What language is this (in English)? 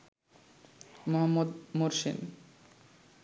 Bangla